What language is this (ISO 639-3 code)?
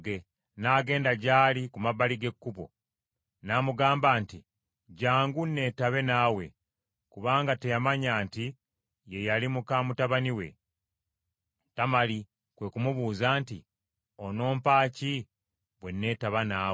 lug